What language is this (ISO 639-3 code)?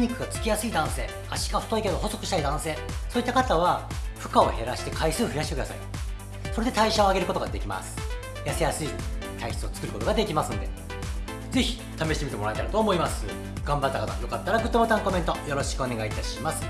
jpn